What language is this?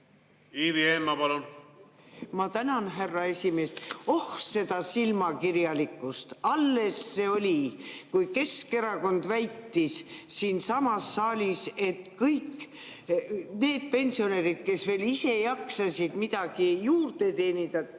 Estonian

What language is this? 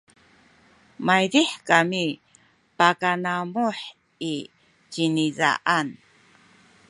Sakizaya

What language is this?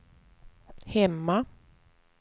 Swedish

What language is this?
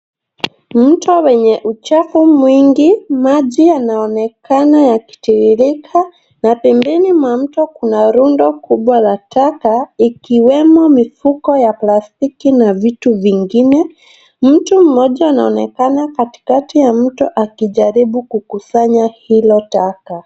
Swahili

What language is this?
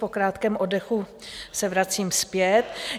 Czech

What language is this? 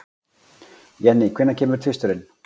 Icelandic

